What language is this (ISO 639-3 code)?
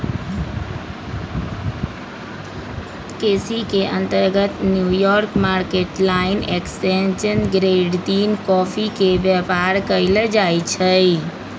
mag